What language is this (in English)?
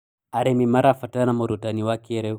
Kikuyu